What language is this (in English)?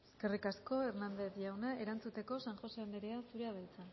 Basque